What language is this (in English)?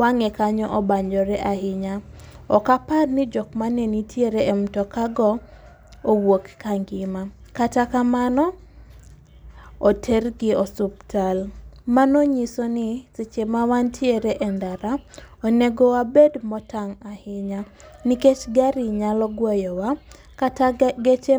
Luo (Kenya and Tanzania)